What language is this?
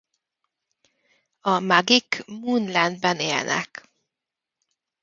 Hungarian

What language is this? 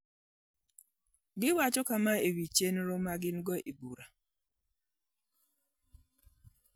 Luo (Kenya and Tanzania)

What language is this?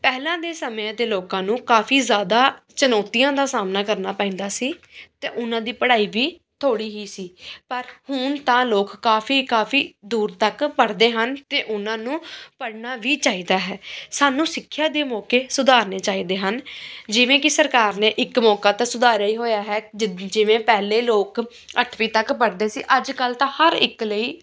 Punjabi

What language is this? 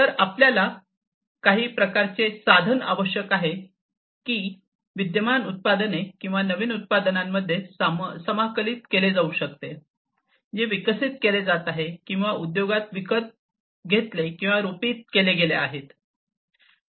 Marathi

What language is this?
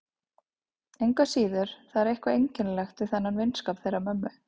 Icelandic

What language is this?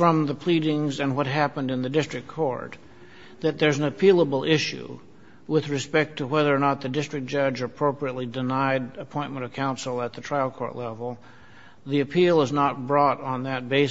English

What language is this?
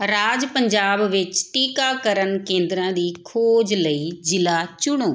Punjabi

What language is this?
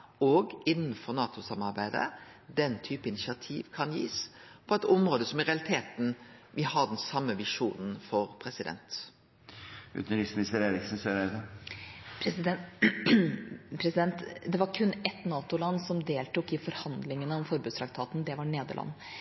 Norwegian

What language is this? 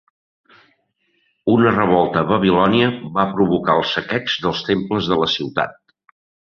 Catalan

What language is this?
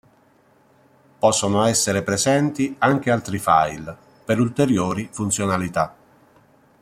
Italian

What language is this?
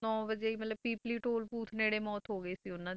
Punjabi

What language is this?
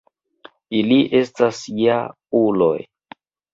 Esperanto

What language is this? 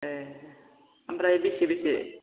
Bodo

